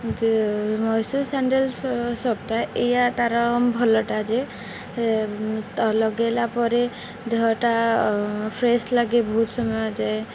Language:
Odia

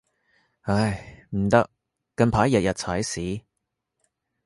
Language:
Cantonese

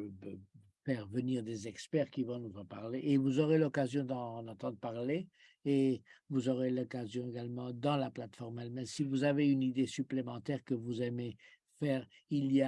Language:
French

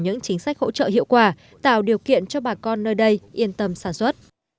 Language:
Vietnamese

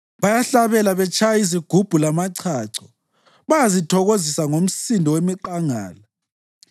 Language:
North Ndebele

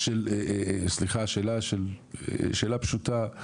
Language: Hebrew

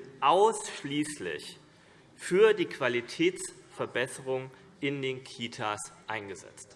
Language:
German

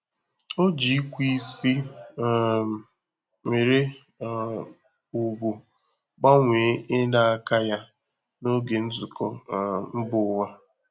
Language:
Igbo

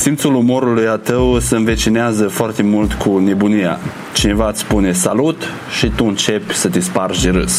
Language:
Romanian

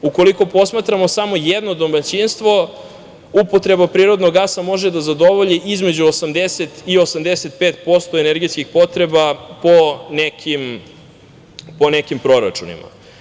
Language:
Serbian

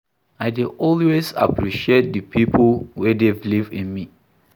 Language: Nigerian Pidgin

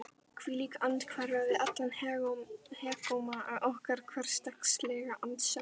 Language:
Icelandic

